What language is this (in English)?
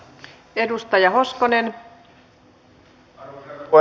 Finnish